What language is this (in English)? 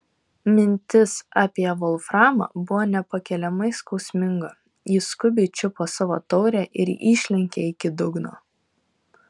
Lithuanian